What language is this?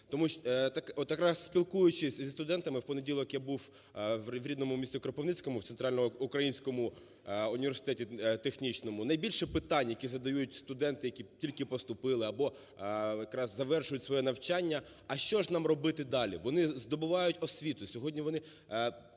Ukrainian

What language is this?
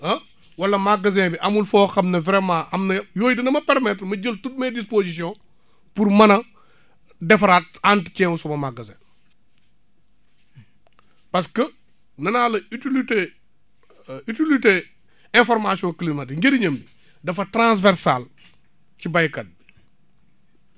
Wolof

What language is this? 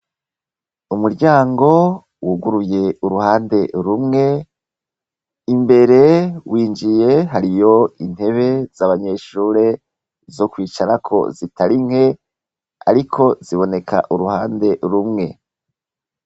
Rundi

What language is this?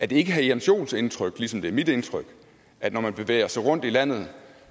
Danish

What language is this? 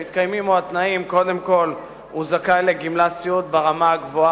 Hebrew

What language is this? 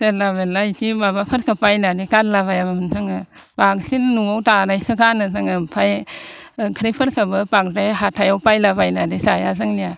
Bodo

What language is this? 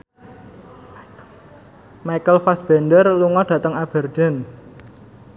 Javanese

